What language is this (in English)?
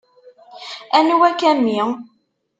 Kabyle